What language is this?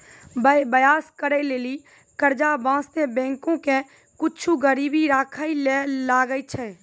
Maithili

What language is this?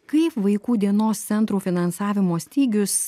Lithuanian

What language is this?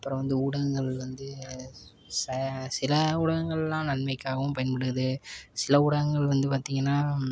Tamil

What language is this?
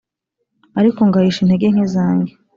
Kinyarwanda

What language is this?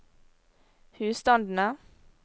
Norwegian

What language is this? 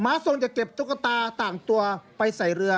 Thai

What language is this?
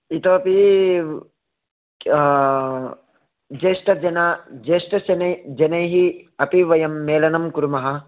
Sanskrit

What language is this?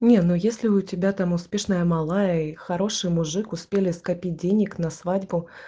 Russian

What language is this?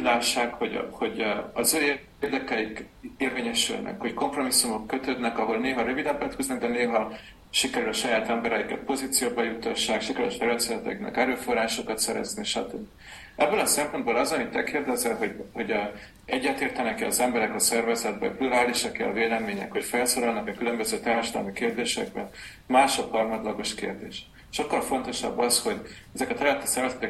Hungarian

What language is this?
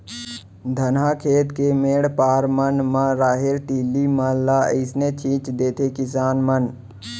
Chhattisgarhi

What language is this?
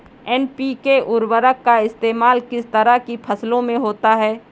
Hindi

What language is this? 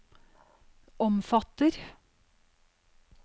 Norwegian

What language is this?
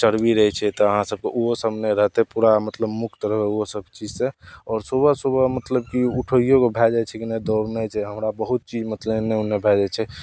Maithili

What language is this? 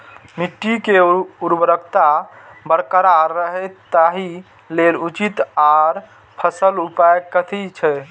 Maithili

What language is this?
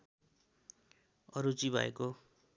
Nepali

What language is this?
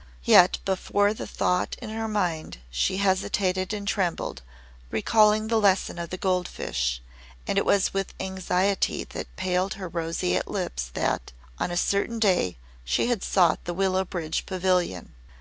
English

